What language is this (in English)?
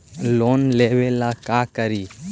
Magahi